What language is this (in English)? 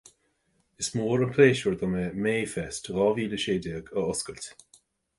Irish